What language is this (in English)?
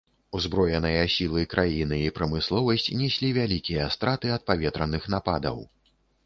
Belarusian